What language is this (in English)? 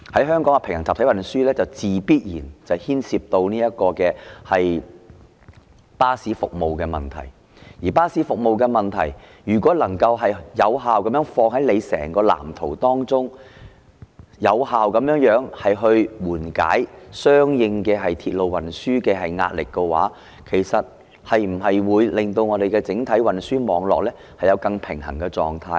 Cantonese